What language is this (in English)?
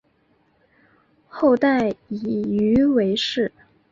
Chinese